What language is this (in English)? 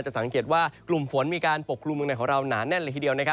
Thai